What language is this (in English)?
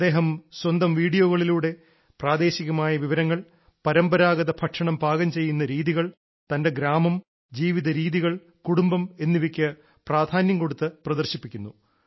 Malayalam